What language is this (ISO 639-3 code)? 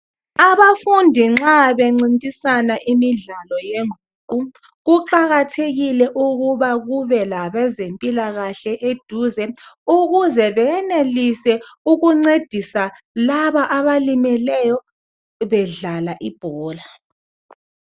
nde